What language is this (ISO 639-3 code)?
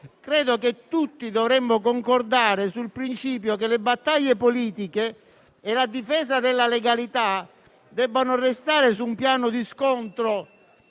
ita